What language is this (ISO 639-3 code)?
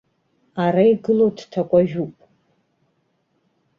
abk